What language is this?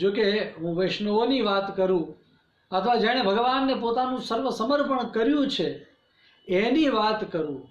Hindi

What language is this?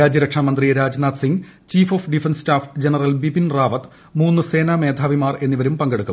Malayalam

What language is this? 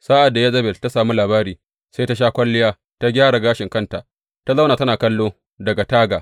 Hausa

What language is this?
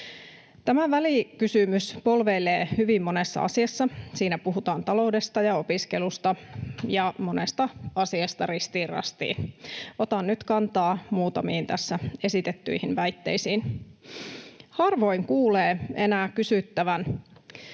Finnish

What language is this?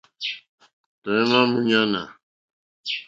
Mokpwe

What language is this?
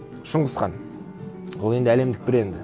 Kazakh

